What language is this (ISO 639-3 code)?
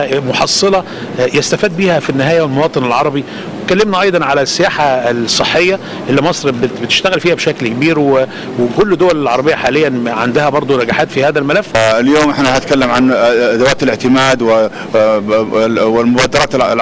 ara